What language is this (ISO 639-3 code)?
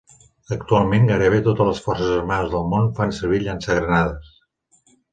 cat